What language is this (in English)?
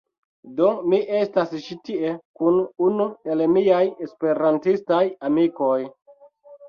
Esperanto